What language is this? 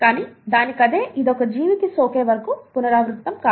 Telugu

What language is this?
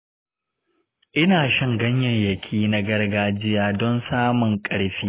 Hausa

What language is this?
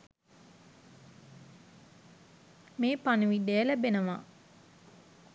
Sinhala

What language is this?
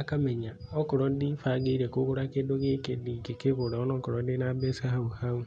Kikuyu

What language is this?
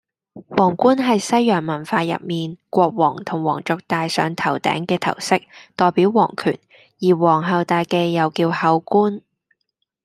Cantonese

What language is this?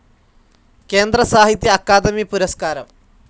Malayalam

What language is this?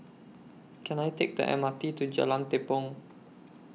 English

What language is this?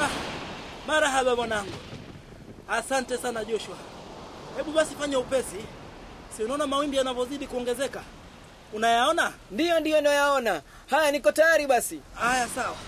Swahili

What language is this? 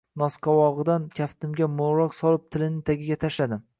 Uzbek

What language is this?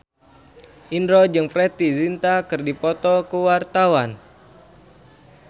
Sundanese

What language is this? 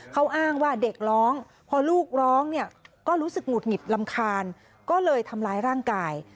Thai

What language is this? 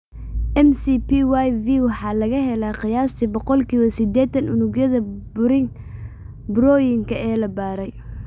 Somali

